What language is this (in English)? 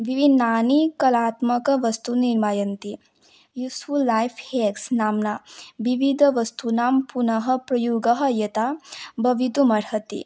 Sanskrit